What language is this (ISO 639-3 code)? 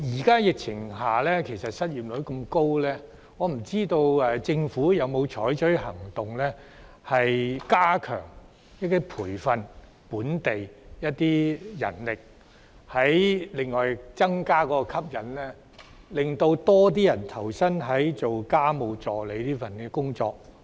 yue